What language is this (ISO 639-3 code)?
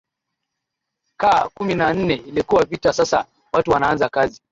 swa